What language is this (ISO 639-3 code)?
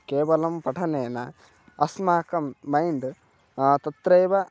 san